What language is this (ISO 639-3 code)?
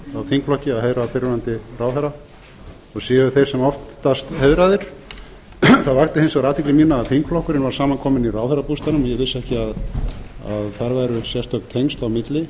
isl